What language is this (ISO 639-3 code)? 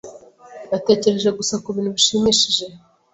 kin